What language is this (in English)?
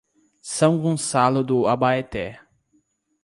Portuguese